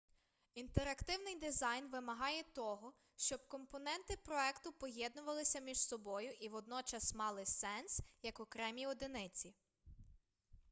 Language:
Ukrainian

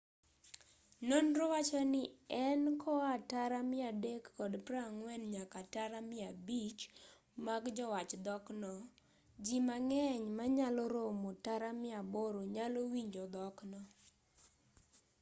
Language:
Luo (Kenya and Tanzania)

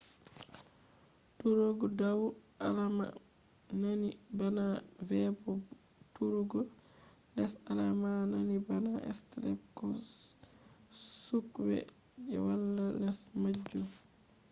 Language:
Fula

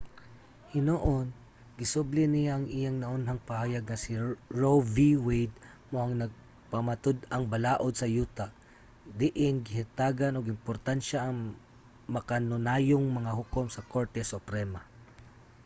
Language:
Cebuano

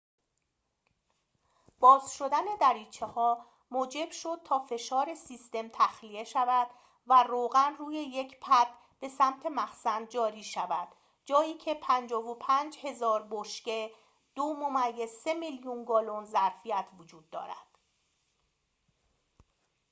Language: Persian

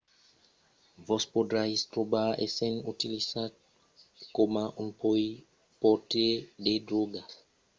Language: Occitan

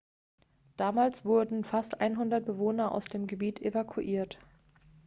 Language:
German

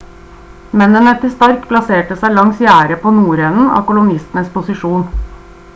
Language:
Norwegian Bokmål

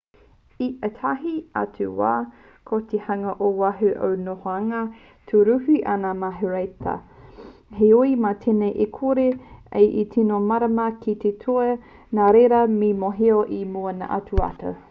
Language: Māori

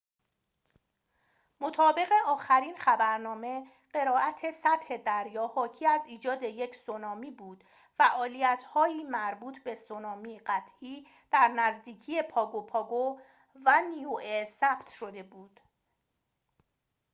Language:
Persian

